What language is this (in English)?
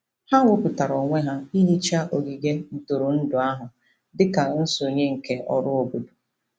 Igbo